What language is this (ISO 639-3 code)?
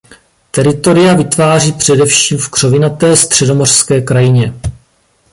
ces